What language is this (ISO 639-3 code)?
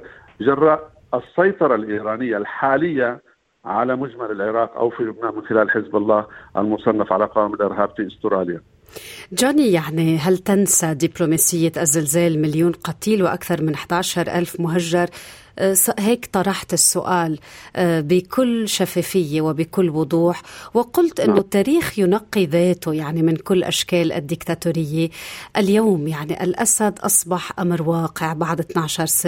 ara